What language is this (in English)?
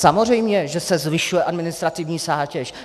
Czech